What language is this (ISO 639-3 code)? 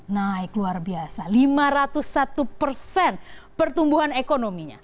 ind